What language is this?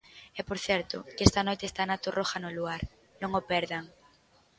Galician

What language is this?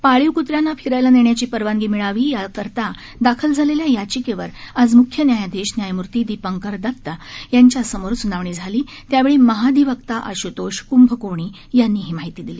Marathi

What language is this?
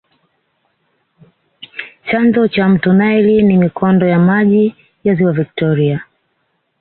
Swahili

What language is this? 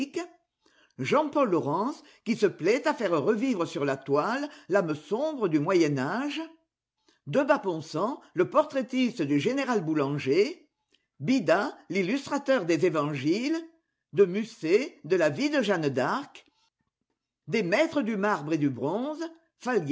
French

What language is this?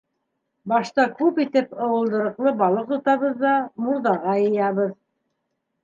Bashkir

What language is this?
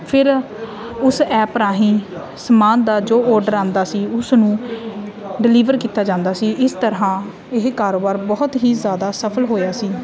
Punjabi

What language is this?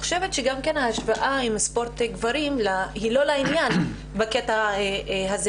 Hebrew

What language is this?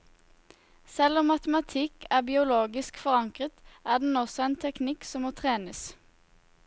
Norwegian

